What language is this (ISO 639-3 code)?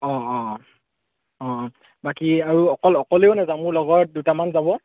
asm